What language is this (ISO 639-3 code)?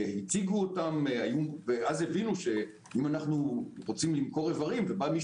heb